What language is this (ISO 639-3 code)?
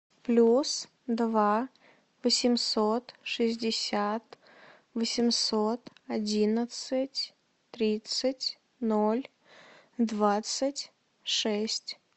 rus